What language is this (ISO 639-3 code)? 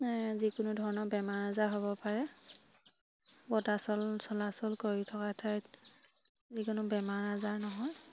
asm